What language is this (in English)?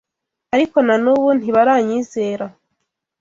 Kinyarwanda